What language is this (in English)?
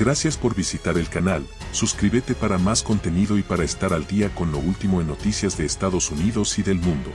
Spanish